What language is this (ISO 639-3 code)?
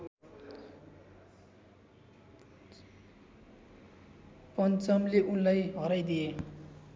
nep